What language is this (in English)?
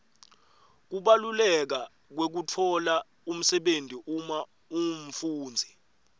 Swati